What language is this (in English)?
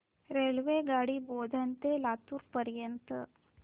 Marathi